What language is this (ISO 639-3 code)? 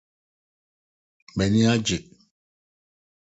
aka